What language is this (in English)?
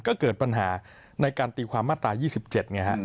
Thai